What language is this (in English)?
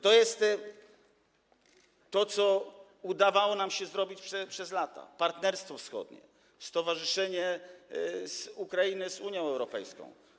Polish